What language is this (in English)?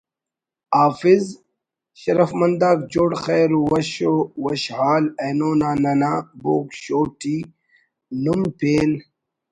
Brahui